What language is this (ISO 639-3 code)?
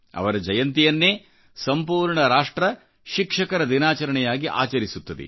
kan